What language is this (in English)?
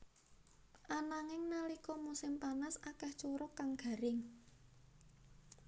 Javanese